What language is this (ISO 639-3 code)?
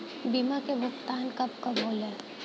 bho